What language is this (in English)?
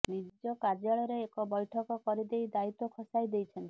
Odia